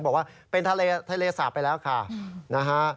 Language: Thai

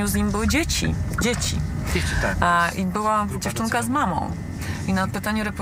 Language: Polish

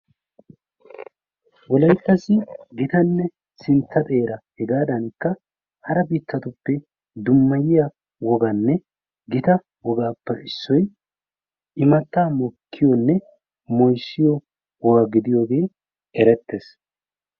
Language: Wolaytta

